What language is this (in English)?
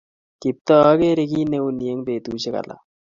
Kalenjin